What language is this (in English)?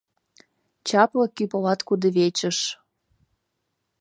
Mari